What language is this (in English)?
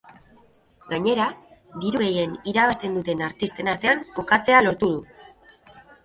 Basque